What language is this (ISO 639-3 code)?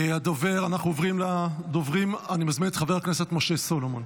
heb